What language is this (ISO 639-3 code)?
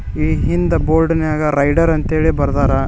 kan